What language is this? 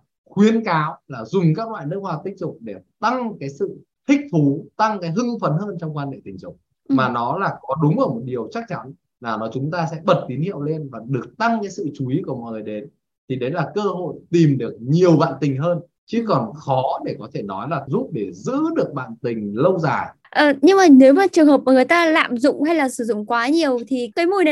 Vietnamese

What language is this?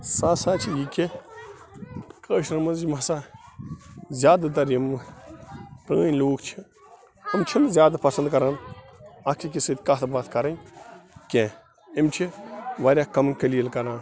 Kashmiri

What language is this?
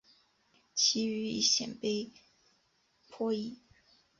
Chinese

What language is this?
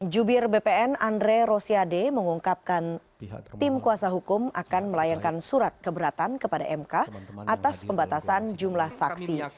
Indonesian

